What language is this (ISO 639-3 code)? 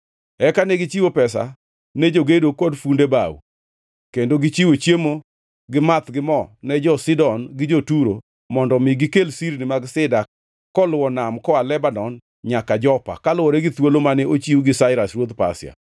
luo